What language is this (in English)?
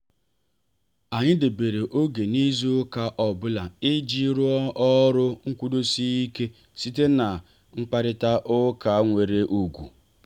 Igbo